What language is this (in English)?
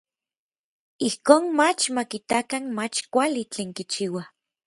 Orizaba Nahuatl